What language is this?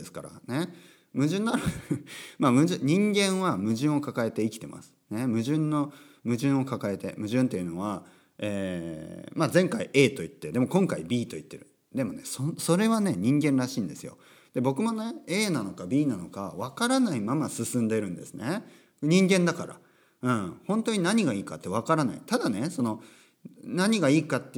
Japanese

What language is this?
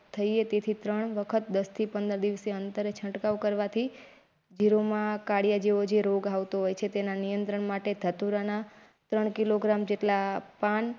Gujarati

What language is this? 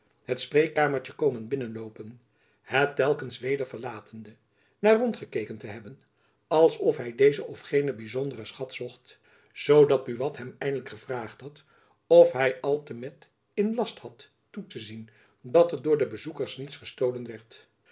Dutch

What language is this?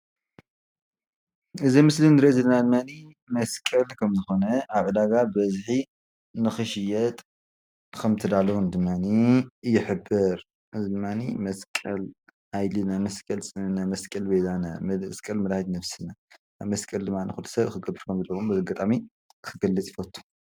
Tigrinya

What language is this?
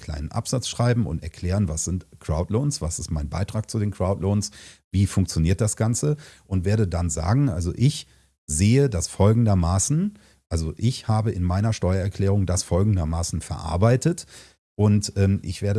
German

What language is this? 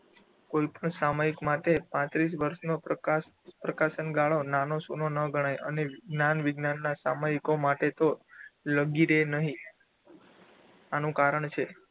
Gujarati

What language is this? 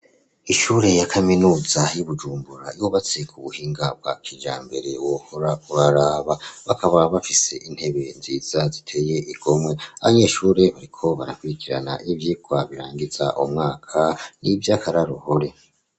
Rundi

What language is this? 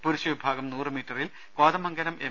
Malayalam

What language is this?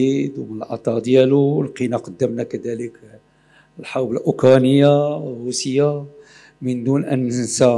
Arabic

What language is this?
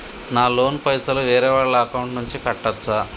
Telugu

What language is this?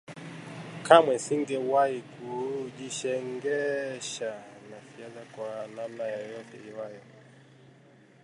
Swahili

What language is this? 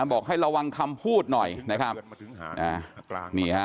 Thai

